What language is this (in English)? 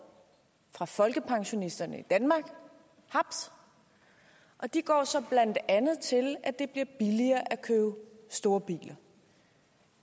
Danish